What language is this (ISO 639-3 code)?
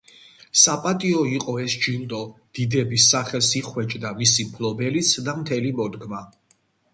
kat